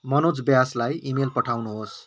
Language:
Nepali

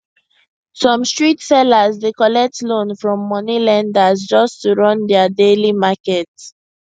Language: Nigerian Pidgin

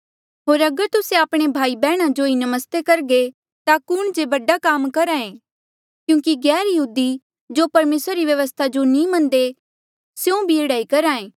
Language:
Mandeali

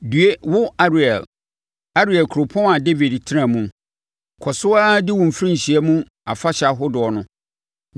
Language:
Akan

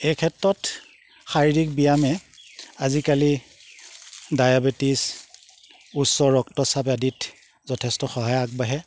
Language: Assamese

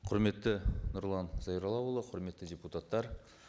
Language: Kazakh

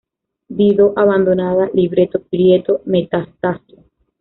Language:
Spanish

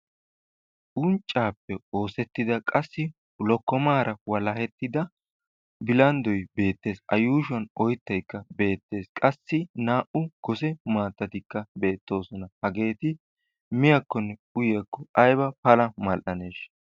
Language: Wolaytta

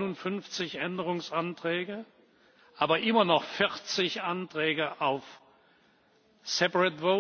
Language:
German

